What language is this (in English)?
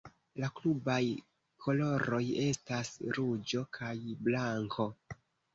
Esperanto